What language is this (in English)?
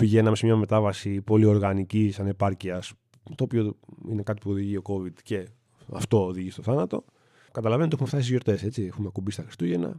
Greek